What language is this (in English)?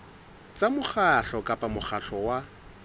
Southern Sotho